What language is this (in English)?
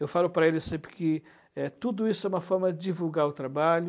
Portuguese